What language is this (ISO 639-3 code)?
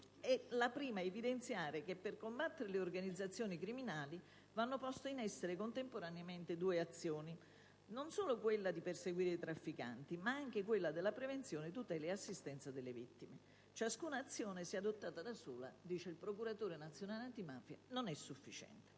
ita